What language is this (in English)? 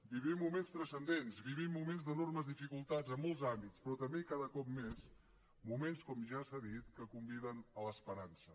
Catalan